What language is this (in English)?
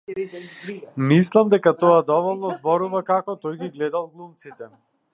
Macedonian